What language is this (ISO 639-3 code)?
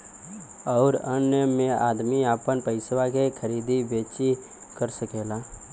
bho